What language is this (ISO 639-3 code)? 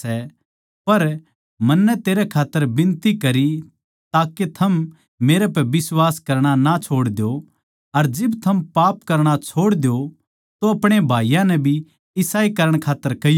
bgc